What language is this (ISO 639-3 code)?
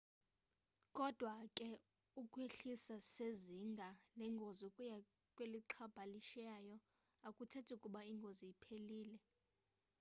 xho